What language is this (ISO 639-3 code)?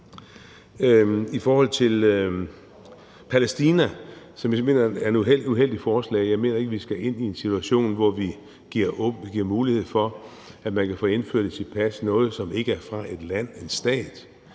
dan